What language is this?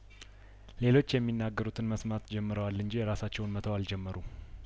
Amharic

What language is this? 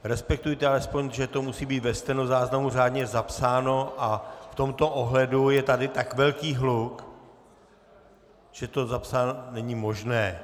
Czech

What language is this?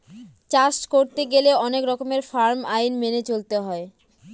Bangla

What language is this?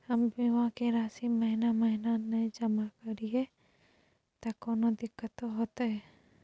Maithili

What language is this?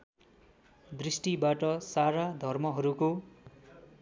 Nepali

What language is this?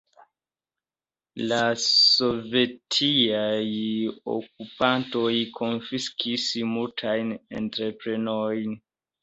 Esperanto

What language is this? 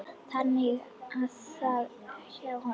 Icelandic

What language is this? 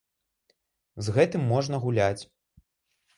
Belarusian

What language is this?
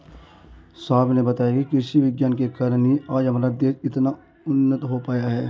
Hindi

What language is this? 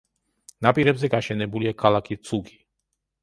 Georgian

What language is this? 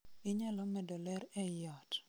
Luo (Kenya and Tanzania)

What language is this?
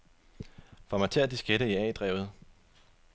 Danish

